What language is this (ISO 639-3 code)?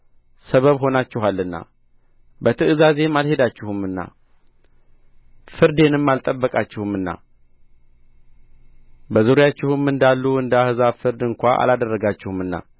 amh